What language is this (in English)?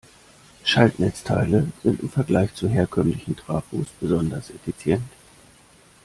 German